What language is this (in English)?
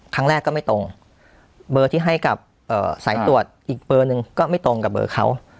Thai